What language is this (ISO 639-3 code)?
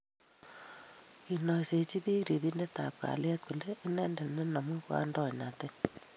kln